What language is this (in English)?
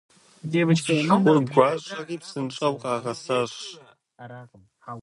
Kabardian